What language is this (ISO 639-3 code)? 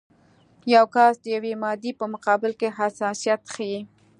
pus